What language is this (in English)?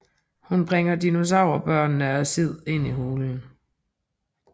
Danish